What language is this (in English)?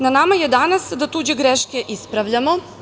Serbian